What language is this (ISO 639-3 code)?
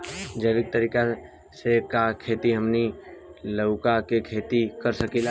bho